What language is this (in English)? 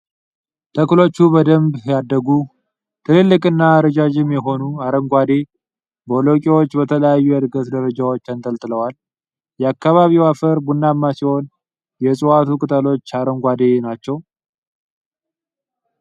Amharic